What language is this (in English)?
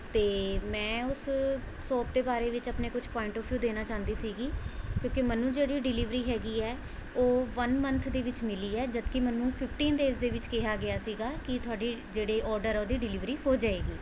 Punjabi